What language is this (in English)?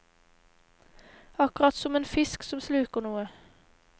Norwegian